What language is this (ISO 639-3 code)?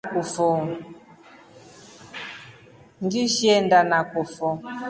rof